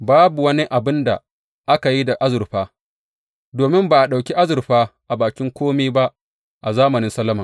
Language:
Hausa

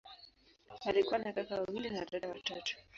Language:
Swahili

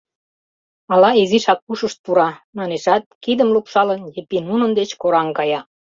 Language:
Mari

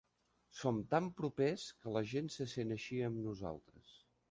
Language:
Catalan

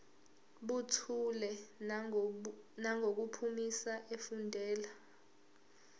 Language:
Zulu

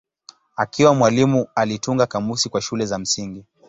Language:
Swahili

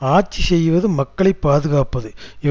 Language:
Tamil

